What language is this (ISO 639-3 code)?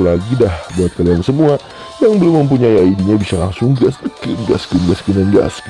ind